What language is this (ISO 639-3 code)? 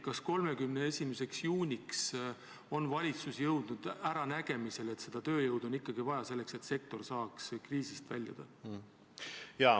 est